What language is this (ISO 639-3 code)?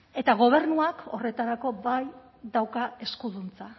eus